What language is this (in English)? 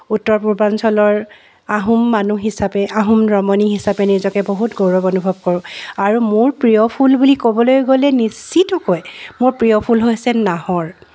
Assamese